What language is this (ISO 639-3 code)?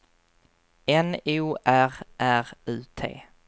swe